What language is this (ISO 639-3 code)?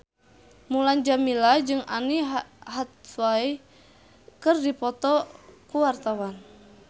sun